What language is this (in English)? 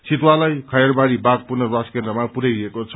Nepali